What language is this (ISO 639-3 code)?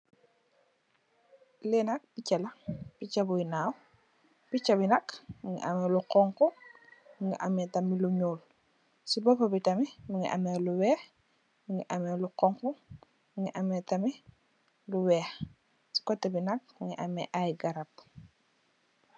wol